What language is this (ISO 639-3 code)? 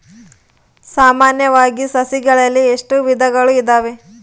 kan